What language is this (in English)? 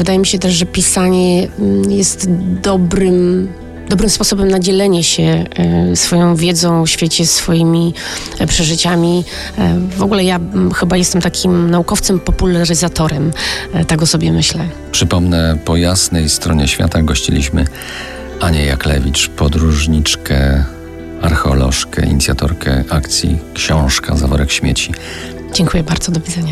Polish